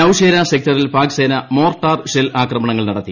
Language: Malayalam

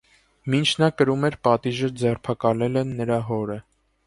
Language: Armenian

